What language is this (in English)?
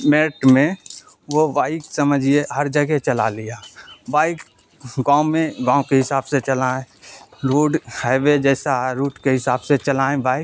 Urdu